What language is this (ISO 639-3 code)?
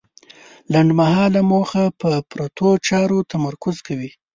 pus